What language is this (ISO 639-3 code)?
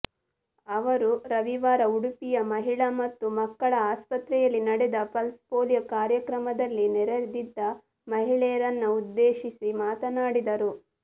kan